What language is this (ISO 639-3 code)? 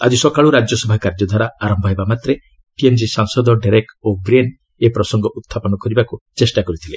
ori